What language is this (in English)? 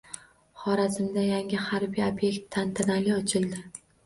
Uzbek